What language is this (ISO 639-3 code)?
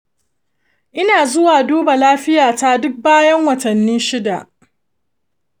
hau